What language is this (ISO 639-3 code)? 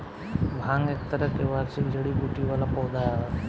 bho